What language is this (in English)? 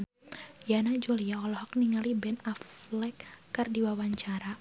Sundanese